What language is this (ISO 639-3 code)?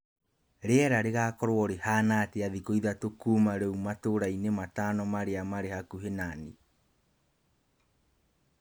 kik